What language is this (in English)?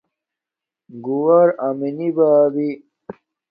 Domaaki